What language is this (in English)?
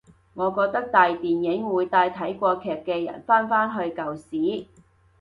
Cantonese